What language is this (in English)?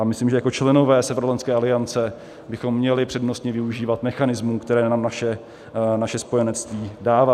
Czech